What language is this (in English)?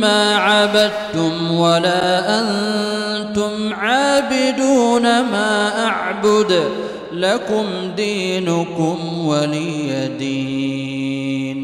Arabic